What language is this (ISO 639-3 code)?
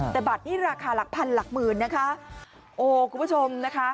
tha